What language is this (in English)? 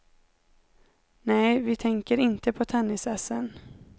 Swedish